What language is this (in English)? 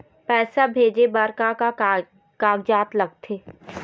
Chhattisgarhi